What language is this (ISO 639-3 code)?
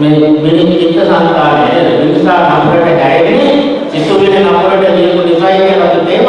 sin